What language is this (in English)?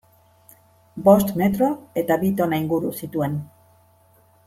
Basque